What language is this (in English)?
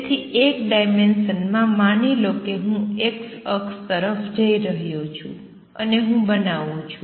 Gujarati